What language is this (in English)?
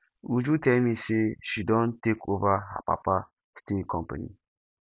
Nigerian Pidgin